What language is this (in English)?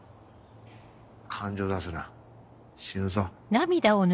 Japanese